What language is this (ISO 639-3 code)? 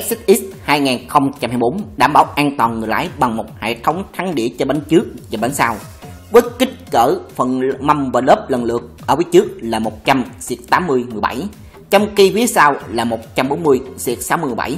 vie